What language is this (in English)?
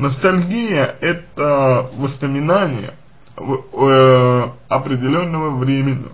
Russian